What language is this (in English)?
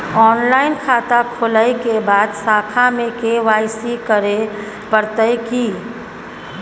Maithili